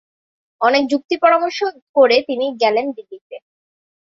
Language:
Bangla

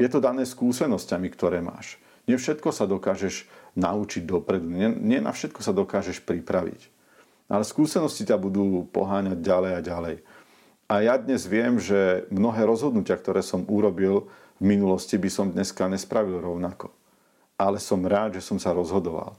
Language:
Slovak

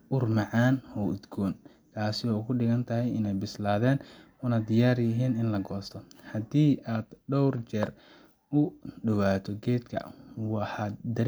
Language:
Somali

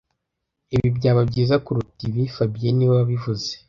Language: Kinyarwanda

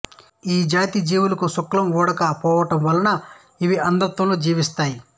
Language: Telugu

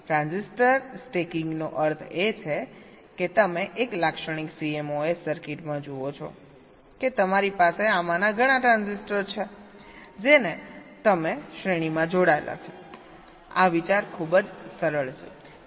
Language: Gujarati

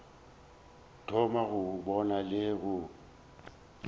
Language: Northern Sotho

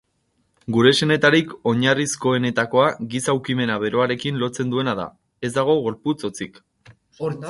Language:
Basque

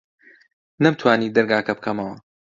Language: Central Kurdish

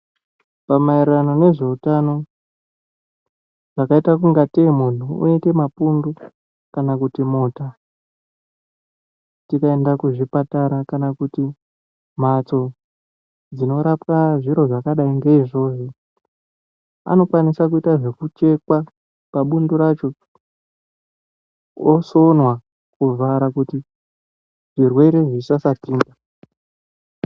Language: Ndau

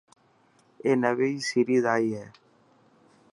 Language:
Dhatki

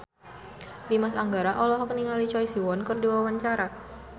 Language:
Sundanese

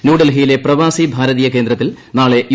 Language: Malayalam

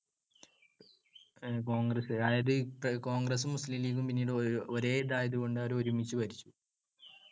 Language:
Malayalam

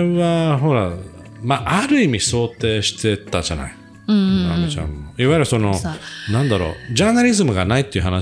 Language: Japanese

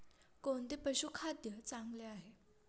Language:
Marathi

